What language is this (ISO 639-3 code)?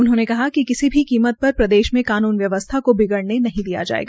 hin